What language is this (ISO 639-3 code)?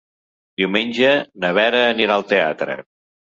cat